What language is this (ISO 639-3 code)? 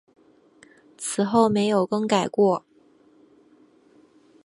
zho